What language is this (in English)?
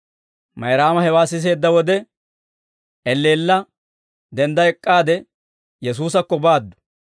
Dawro